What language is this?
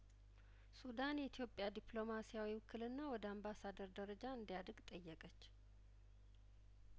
Amharic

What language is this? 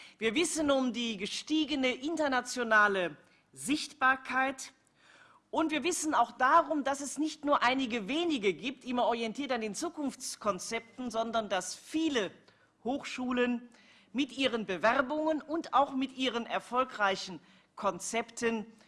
German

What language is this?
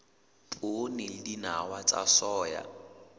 Southern Sotho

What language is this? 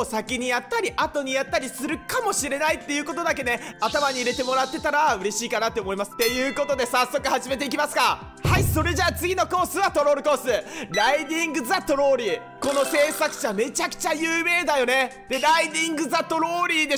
Japanese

